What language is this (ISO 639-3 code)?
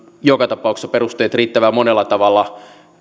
fin